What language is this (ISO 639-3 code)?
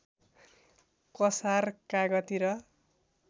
nep